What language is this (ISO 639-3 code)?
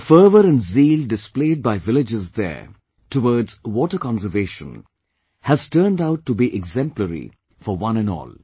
eng